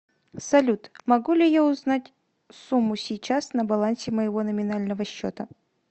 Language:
Russian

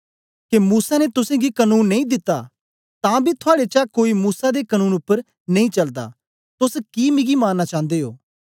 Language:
Dogri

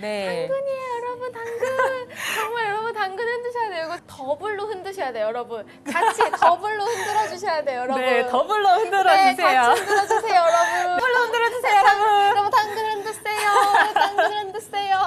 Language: Korean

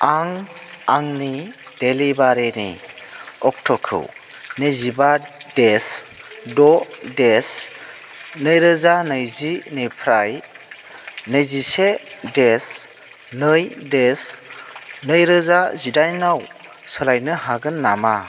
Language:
Bodo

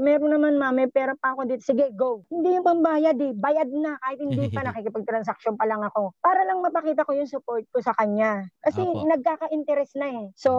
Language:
Filipino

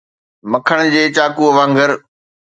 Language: Sindhi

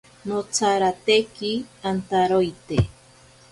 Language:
Ashéninka Perené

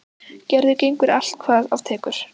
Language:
Icelandic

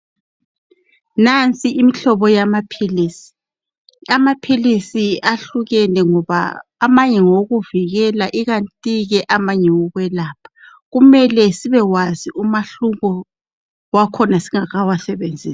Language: North Ndebele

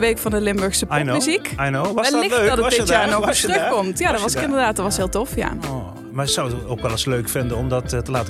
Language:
Dutch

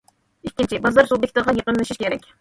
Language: Uyghur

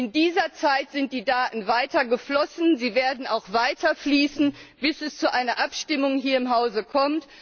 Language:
German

